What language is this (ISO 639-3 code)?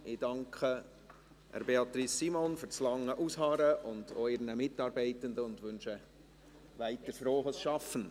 gsw